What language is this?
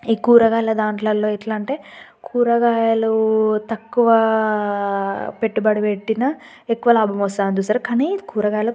Telugu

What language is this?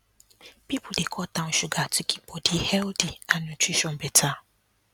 Nigerian Pidgin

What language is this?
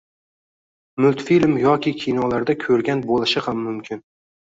Uzbek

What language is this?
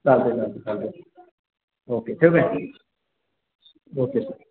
Marathi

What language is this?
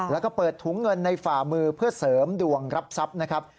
Thai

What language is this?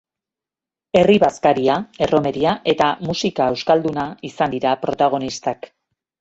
Basque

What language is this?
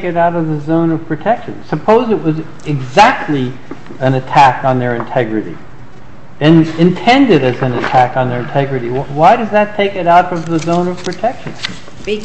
English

